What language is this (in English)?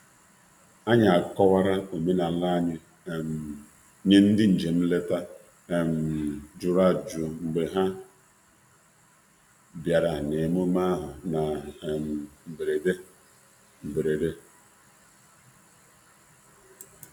Igbo